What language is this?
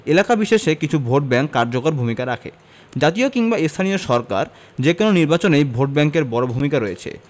Bangla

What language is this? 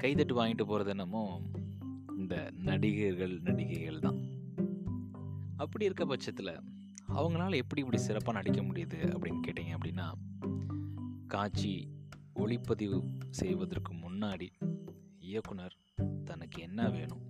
Tamil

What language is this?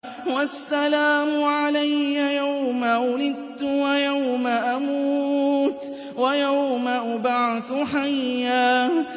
Arabic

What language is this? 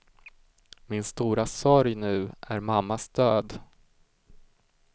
Swedish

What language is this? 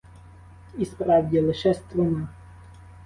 Ukrainian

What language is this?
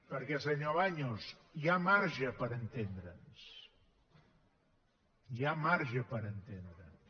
Catalan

